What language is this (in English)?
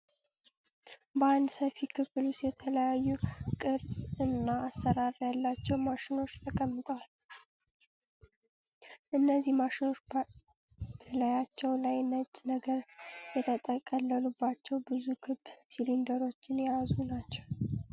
Amharic